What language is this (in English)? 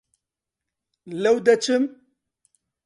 Central Kurdish